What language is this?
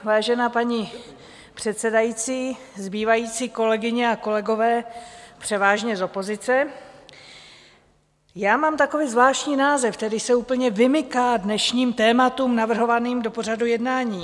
Czech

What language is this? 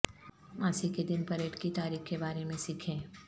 Urdu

